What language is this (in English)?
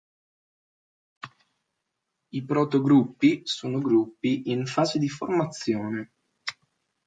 Italian